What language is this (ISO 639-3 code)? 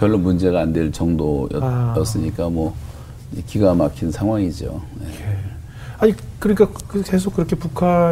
kor